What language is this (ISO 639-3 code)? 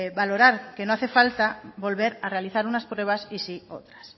spa